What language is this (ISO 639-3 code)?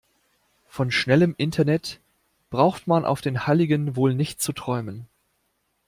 deu